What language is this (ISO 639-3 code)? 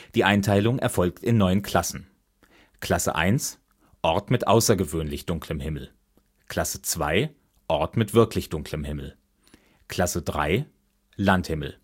deu